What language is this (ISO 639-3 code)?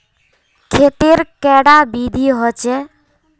mag